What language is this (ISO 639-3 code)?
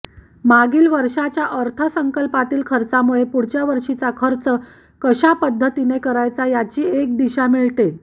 mar